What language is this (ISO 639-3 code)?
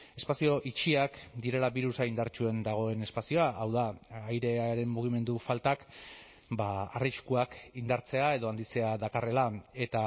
eus